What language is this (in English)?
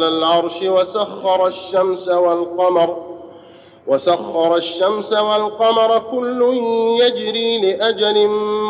Arabic